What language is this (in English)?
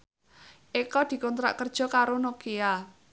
Javanese